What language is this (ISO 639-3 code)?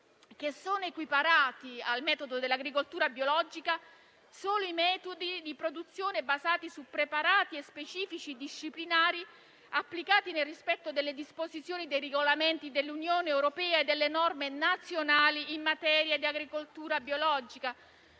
ita